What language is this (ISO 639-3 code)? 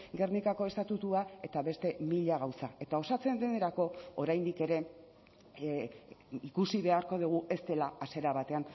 eus